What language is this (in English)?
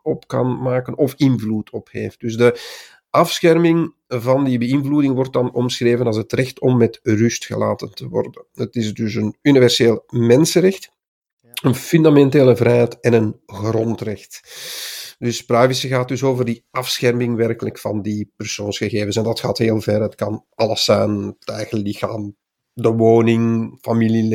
Dutch